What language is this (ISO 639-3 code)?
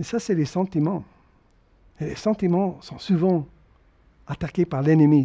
fra